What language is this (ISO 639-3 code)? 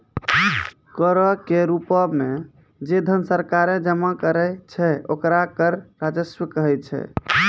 mai